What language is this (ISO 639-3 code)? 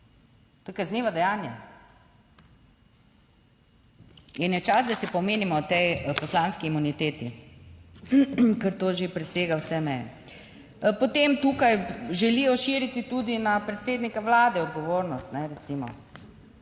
slv